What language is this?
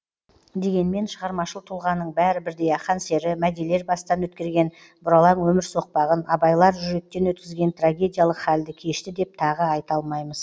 Kazakh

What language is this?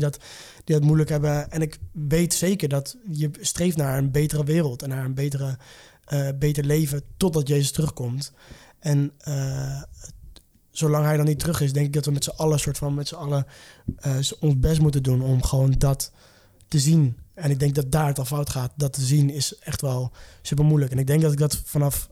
Dutch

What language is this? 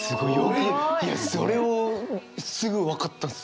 Japanese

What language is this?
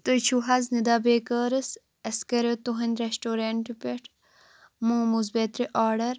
Kashmiri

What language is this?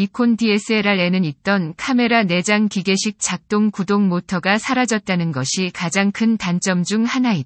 Korean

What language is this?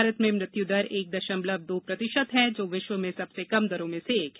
Hindi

